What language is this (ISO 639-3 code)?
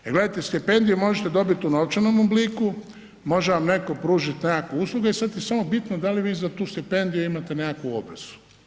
hrv